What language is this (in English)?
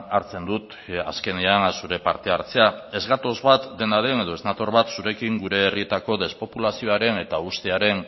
Basque